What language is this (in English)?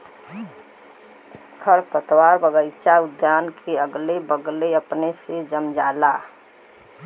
Bhojpuri